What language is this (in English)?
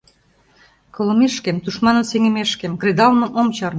Mari